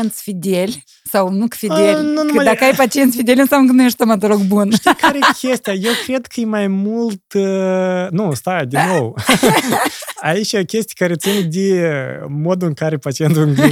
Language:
Romanian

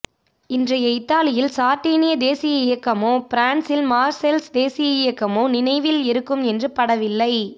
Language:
Tamil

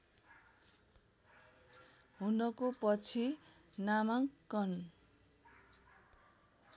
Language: Nepali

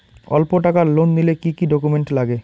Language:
Bangla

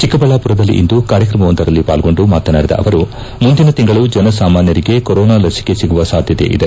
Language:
Kannada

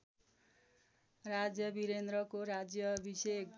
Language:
Nepali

